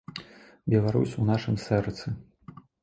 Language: Belarusian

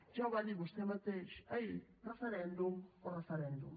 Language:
Catalan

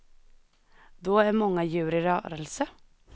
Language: Swedish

